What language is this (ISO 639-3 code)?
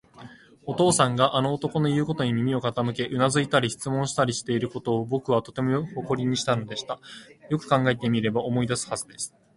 jpn